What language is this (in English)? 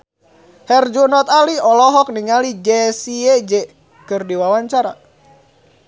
Sundanese